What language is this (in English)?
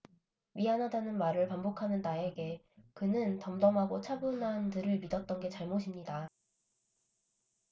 Korean